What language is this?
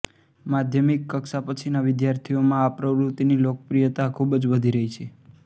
Gujarati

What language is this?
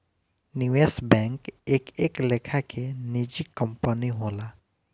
Bhojpuri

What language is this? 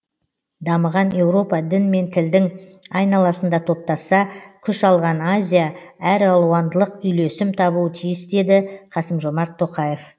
Kazakh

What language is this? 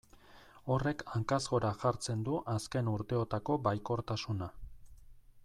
Basque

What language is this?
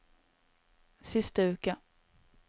Norwegian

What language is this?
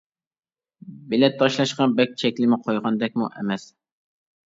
Uyghur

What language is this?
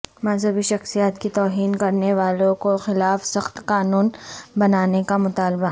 Urdu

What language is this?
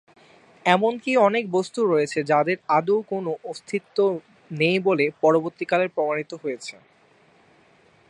Bangla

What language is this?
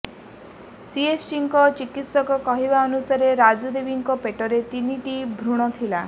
Odia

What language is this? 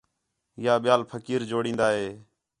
Khetrani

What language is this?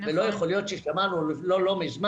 Hebrew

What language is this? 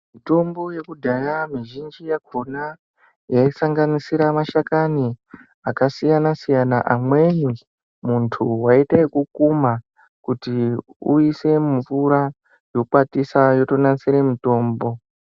Ndau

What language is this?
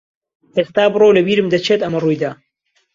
Central Kurdish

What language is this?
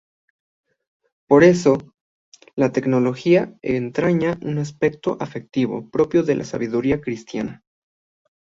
Spanish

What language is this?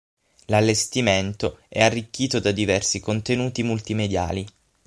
Italian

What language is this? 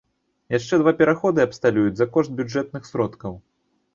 Belarusian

